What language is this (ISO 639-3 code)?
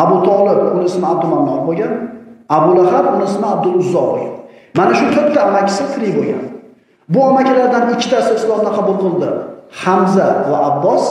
tur